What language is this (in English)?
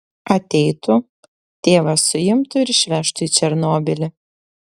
Lithuanian